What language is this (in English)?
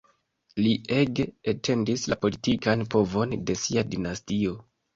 Esperanto